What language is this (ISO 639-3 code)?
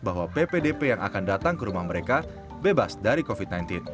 ind